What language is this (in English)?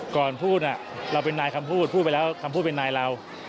Thai